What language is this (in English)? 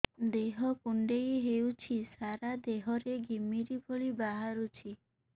Odia